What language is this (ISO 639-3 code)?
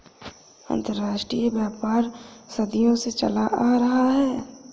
hin